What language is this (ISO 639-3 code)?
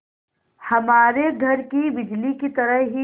hin